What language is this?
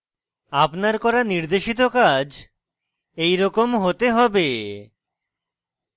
Bangla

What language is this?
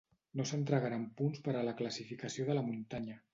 Catalan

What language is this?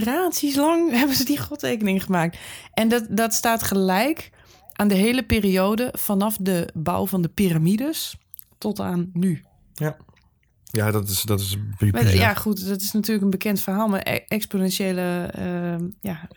Dutch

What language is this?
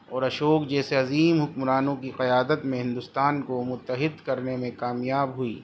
Urdu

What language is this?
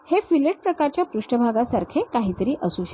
Marathi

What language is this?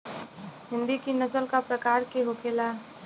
Bhojpuri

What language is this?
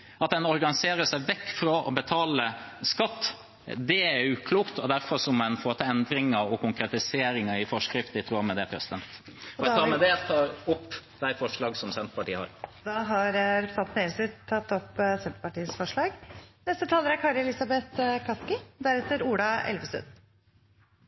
Norwegian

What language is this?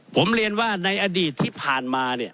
Thai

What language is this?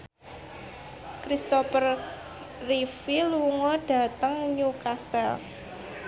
Javanese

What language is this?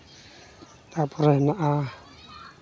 Santali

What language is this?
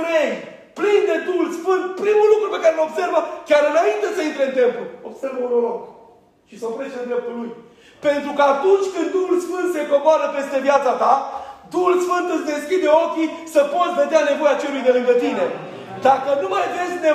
Romanian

